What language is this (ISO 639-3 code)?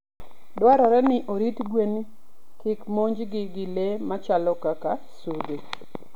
luo